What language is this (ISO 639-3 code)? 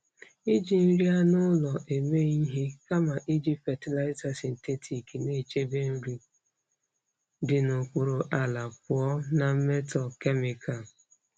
ibo